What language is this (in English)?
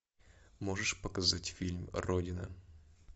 Russian